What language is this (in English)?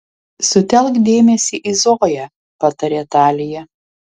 Lithuanian